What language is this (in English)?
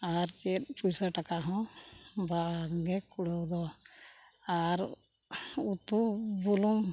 Santali